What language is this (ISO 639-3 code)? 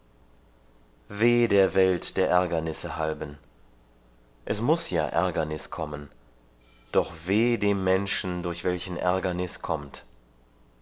deu